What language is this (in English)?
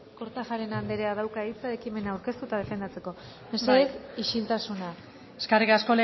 Basque